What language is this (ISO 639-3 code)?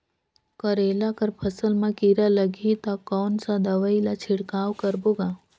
hne